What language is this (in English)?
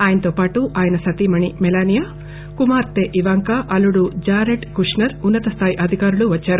Telugu